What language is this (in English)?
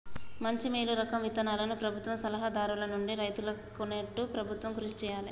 Telugu